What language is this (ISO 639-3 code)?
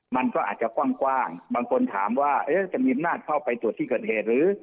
tha